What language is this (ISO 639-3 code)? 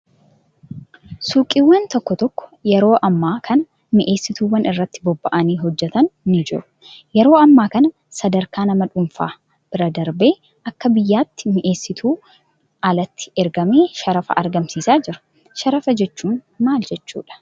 orm